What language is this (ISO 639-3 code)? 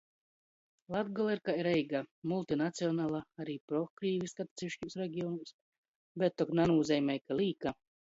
ltg